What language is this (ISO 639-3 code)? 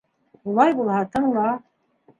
bak